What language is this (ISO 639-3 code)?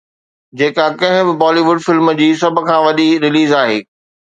snd